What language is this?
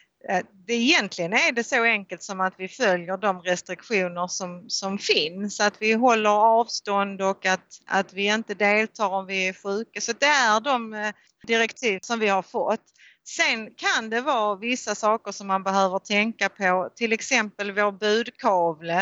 Swedish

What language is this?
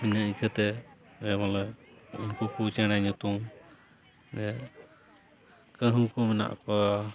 Santali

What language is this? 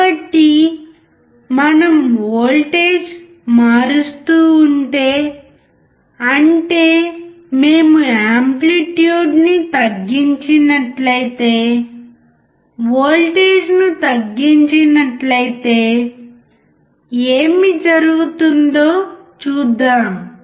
Telugu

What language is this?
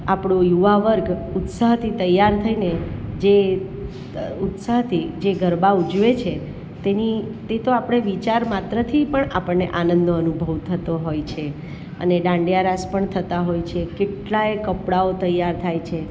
Gujarati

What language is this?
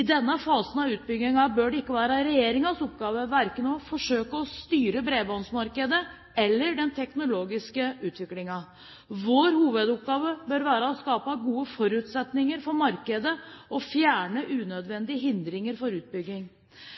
Norwegian Bokmål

